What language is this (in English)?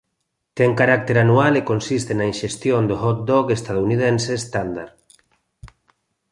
Galician